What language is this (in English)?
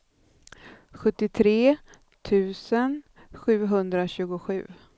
Swedish